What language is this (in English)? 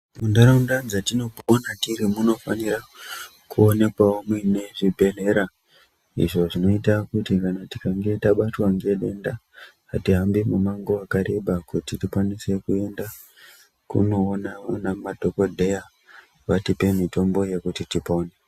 Ndau